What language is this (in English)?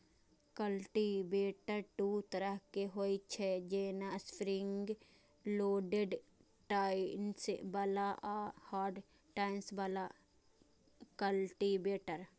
Maithili